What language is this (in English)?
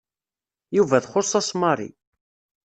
Kabyle